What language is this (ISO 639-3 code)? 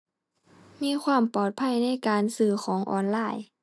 tha